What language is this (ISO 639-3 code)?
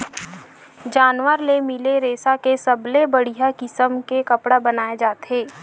hne